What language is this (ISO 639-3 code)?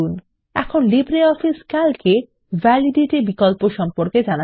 ben